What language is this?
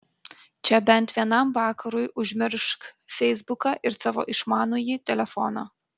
Lithuanian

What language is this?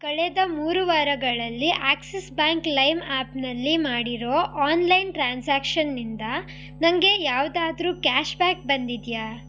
Kannada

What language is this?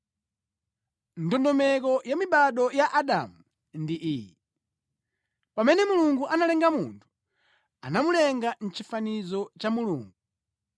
Nyanja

